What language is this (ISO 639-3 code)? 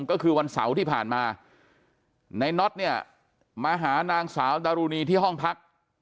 tha